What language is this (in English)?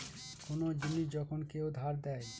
Bangla